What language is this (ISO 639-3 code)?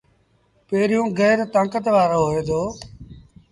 sbn